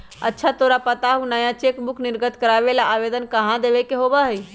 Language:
Magahi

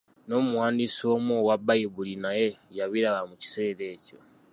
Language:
Ganda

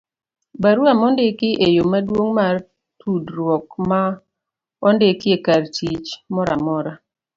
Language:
Luo (Kenya and Tanzania)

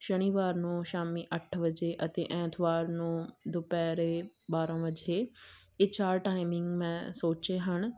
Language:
Punjabi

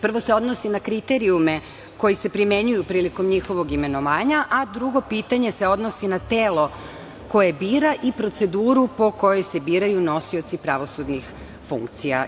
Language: Serbian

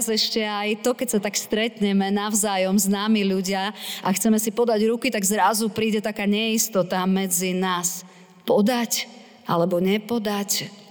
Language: Slovak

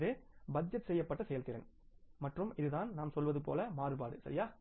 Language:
Tamil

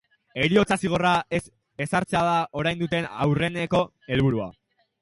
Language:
Basque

